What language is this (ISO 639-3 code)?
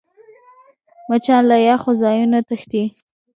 pus